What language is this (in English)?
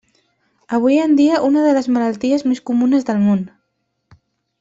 Catalan